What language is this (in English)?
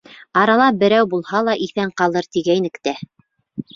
Bashkir